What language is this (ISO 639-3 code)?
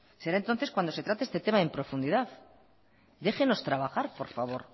spa